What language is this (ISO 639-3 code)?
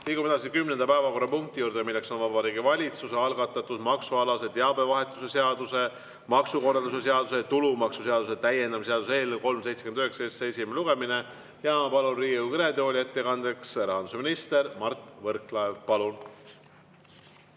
est